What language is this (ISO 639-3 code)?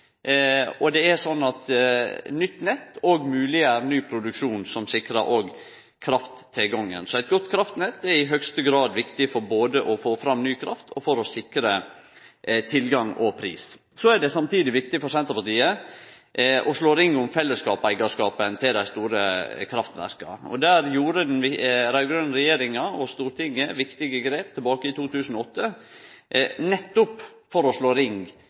nno